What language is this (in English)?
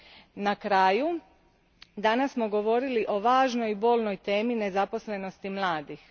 Croatian